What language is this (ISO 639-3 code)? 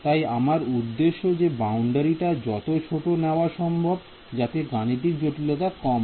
ben